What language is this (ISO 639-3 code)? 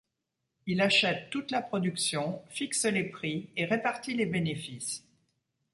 fra